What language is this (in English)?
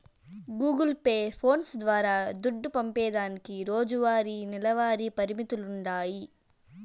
Telugu